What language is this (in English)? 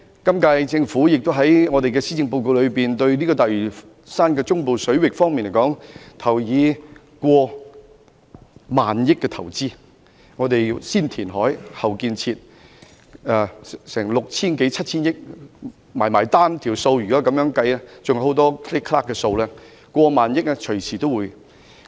Cantonese